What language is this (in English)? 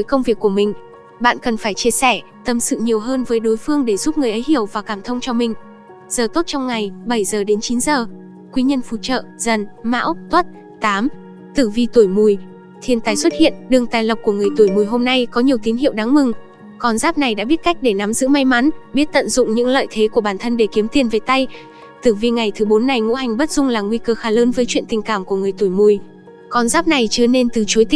Vietnamese